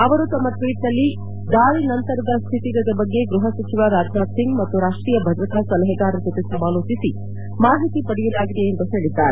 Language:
Kannada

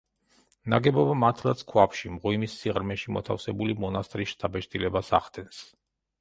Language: Georgian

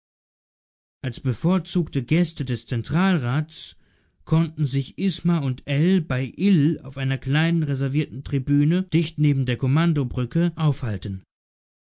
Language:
German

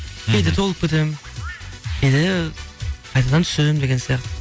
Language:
Kazakh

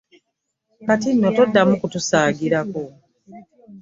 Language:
Ganda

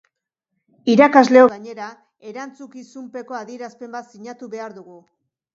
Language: Basque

